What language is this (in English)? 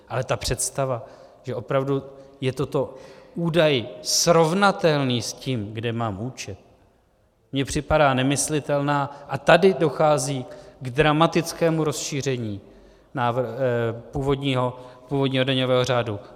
Czech